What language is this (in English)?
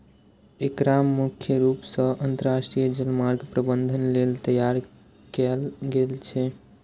Maithili